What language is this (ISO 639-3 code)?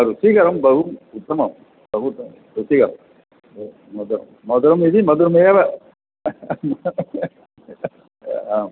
san